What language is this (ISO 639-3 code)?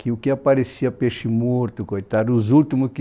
por